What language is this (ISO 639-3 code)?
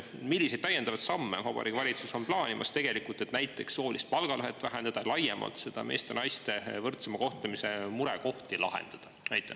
est